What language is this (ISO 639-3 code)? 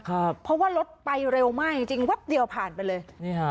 tha